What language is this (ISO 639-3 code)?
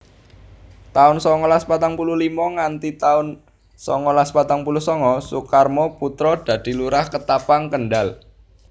jav